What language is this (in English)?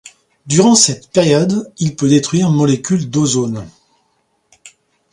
French